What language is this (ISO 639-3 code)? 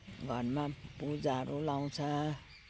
nep